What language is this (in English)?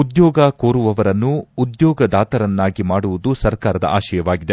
Kannada